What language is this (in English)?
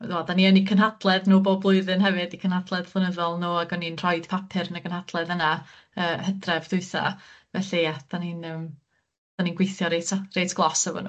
Welsh